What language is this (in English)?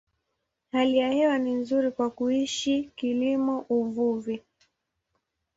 Swahili